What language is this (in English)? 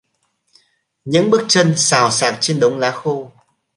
Vietnamese